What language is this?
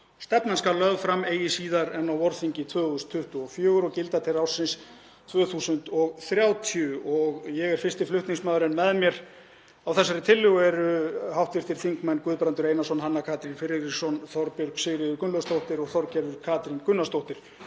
Icelandic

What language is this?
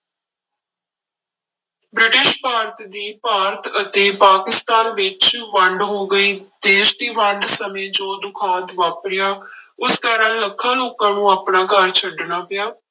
Punjabi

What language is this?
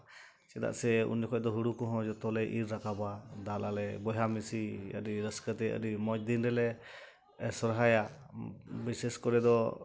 Santali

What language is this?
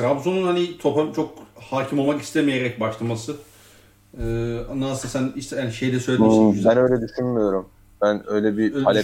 Turkish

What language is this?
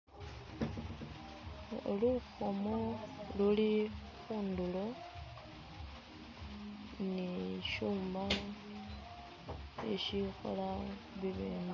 Masaaba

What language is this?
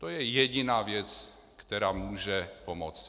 Czech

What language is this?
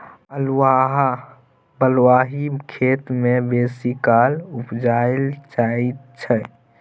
Maithili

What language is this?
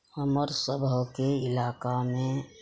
Maithili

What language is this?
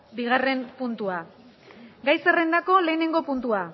Basque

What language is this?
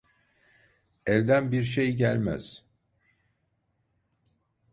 Turkish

